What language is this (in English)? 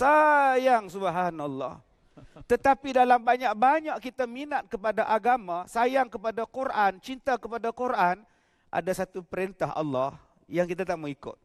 Malay